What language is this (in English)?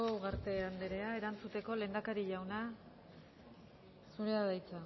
Basque